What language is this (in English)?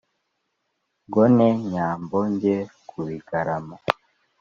Kinyarwanda